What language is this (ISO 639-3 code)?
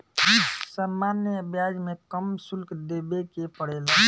bho